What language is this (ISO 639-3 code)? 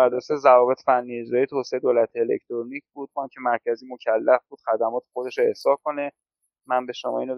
fas